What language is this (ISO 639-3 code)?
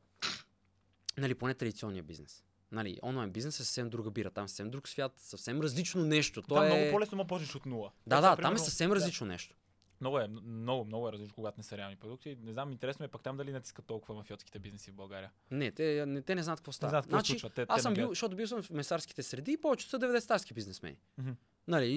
bul